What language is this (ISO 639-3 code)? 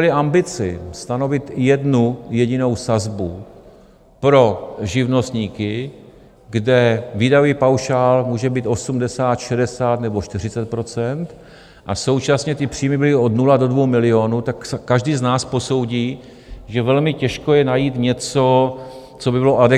ces